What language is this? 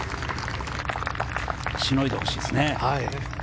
Japanese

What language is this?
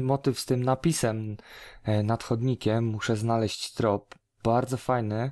Polish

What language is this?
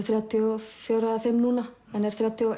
Icelandic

